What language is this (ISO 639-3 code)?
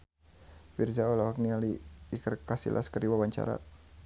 sun